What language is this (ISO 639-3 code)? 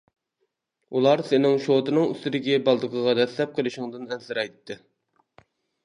uig